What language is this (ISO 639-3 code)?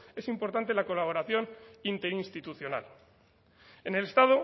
spa